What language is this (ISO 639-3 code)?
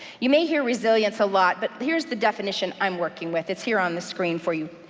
eng